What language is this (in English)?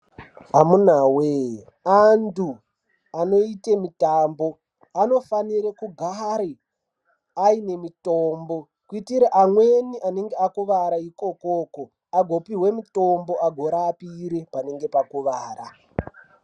Ndau